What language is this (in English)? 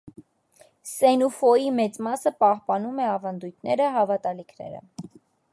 Armenian